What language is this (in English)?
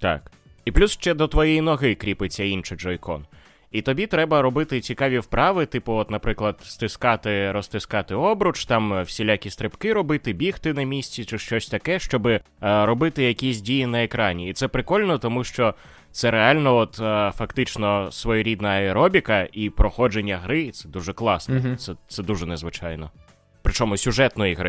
Ukrainian